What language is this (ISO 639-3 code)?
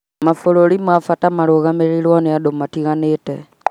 kik